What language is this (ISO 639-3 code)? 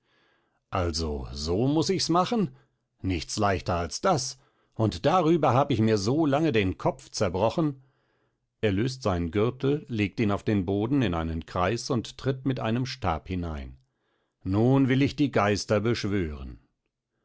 deu